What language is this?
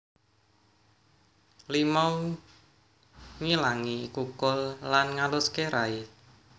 Javanese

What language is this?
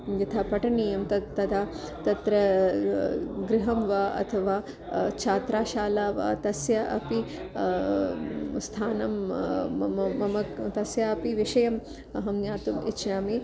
Sanskrit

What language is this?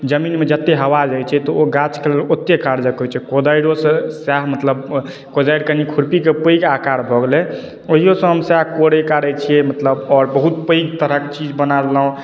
Maithili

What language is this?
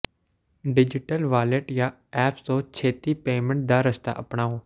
Punjabi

